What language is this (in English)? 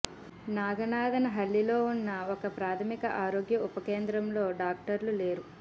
Telugu